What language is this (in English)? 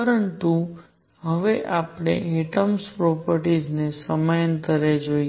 Gujarati